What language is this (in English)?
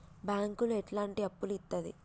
Telugu